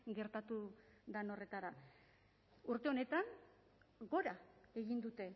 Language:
Basque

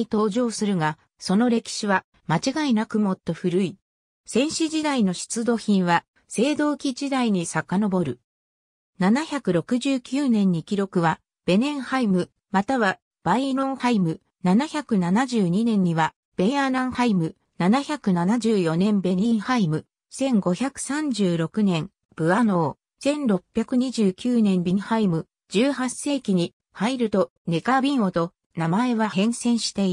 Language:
Japanese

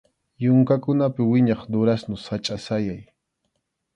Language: Arequipa-La Unión Quechua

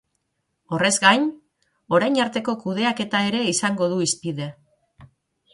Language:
Basque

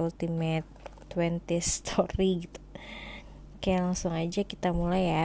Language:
Indonesian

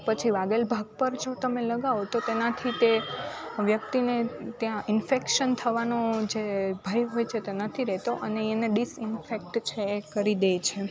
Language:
Gujarati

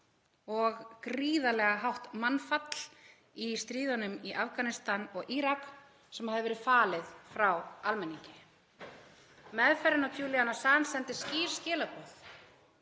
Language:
Icelandic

